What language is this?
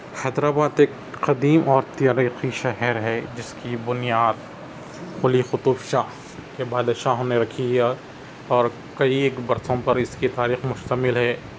Urdu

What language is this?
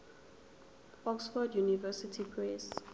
Zulu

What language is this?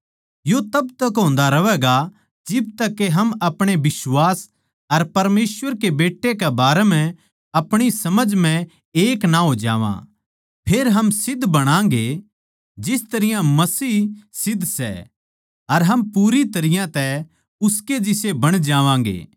Haryanvi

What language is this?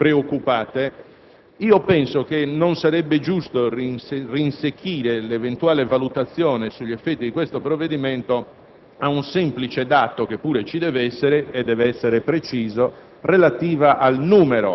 Italian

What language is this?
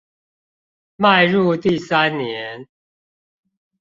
Chinese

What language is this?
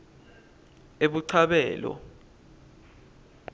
Swati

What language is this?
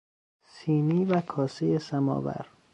Persian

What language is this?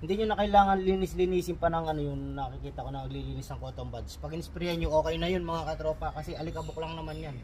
Filipino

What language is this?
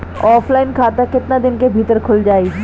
Bhojpuri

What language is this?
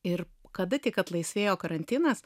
Lithuanian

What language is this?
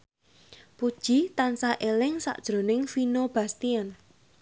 Javanese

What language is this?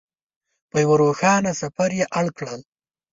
Pashto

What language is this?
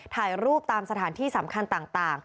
Thai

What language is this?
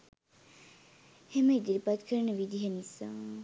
Sinhala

